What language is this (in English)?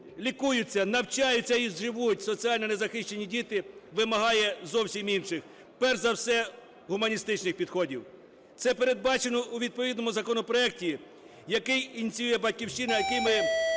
Ukrainian